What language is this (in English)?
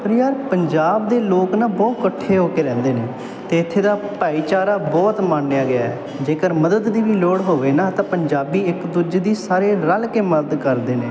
Punjabi